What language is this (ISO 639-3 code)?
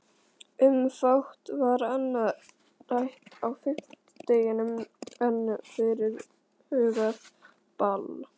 isl